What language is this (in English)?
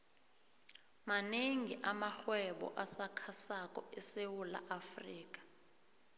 South Ndebele